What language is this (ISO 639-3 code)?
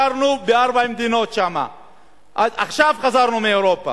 heb